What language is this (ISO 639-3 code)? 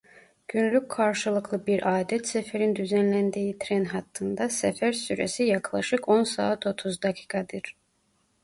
tur